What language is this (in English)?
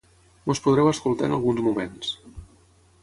Catalan